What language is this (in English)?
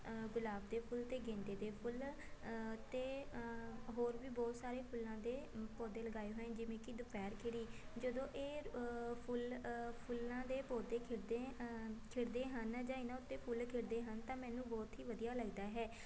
Punjabi